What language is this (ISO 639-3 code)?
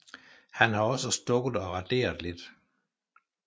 dan